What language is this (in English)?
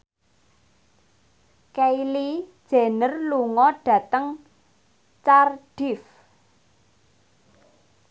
Javanese